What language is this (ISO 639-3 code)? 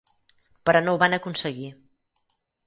cat